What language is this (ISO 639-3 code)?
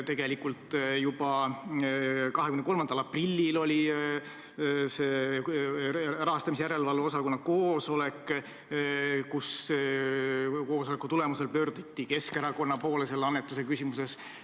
est